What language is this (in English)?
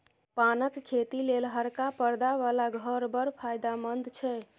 Maithili